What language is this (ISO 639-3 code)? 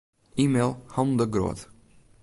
fry